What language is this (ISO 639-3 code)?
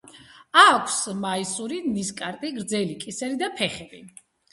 kat